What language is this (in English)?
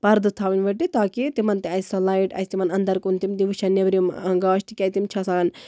Kashmiri